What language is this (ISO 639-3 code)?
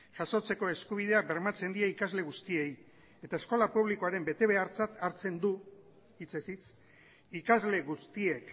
eus